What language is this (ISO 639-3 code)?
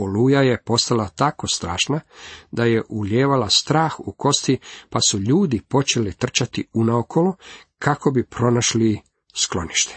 hrv